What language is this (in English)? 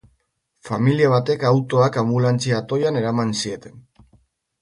Basque